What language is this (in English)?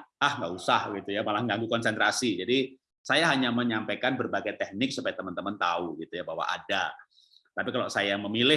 Indonesian